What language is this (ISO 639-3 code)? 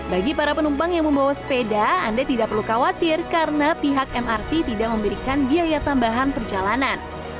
ind